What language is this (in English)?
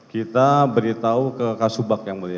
Indonesian